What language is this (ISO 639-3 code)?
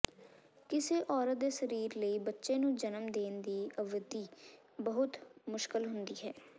pan